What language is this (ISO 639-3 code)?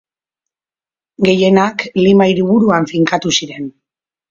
eus